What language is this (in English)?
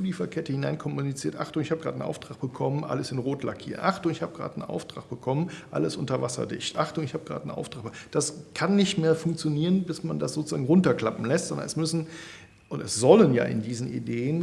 German